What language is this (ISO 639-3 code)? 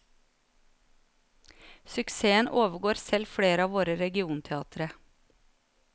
nor